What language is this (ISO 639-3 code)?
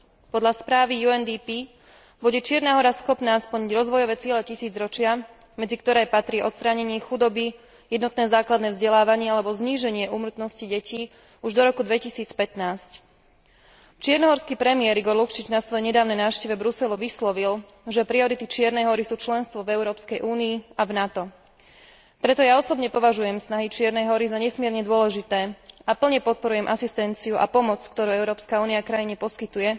slk